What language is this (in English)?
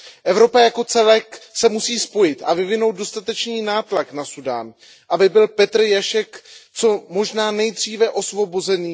Czech